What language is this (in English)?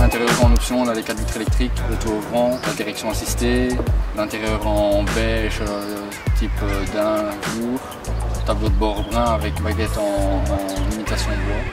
French